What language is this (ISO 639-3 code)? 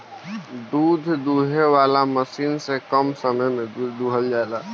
bho